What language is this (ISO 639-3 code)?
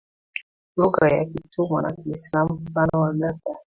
swa